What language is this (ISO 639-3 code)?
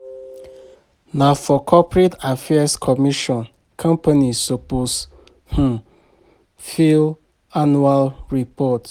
pcm